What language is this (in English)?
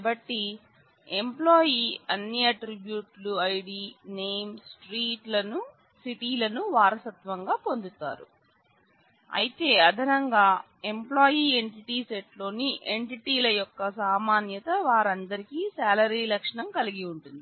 Telugu